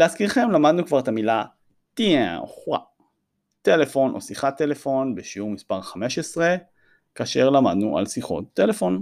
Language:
Hebrew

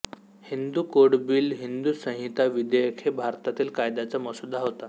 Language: Marathi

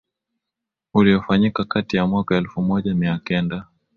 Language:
Swahili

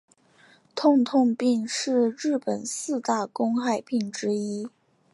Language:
Chinese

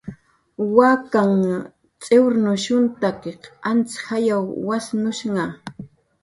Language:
Jaqaru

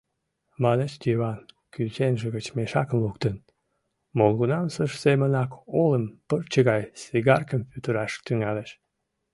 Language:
Mari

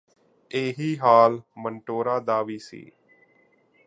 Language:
Punjabi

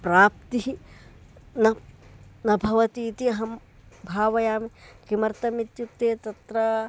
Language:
Sanskrit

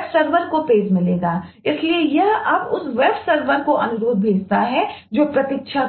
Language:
Hindi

